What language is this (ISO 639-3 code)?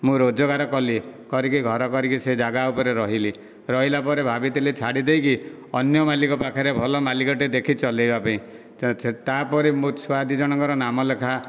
ori